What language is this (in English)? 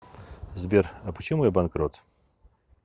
Russian